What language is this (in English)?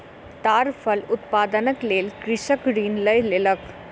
Maithili